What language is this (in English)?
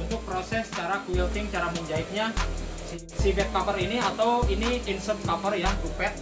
Indonesian